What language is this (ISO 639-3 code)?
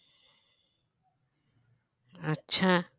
ben